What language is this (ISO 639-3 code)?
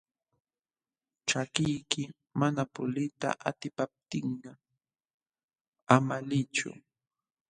qxw